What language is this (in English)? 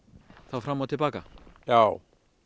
Icelandic